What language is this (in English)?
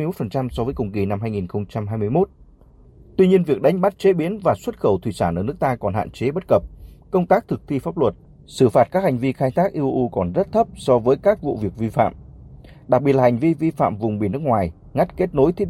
Vietnamese